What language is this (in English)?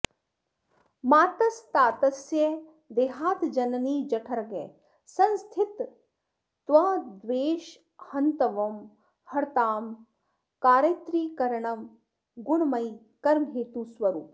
Sanskrit